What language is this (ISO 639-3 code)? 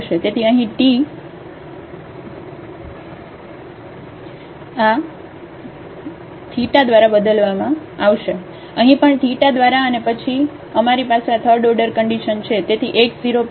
guj